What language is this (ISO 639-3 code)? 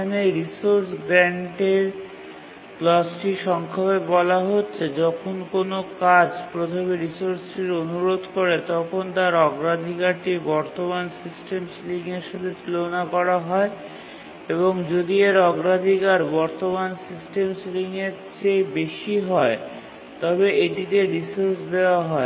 ben